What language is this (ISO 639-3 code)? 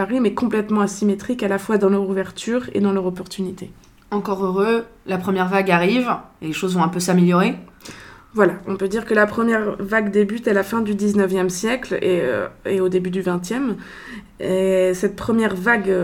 fra